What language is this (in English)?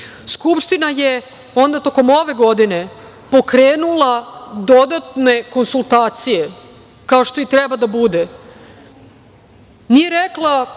Serbian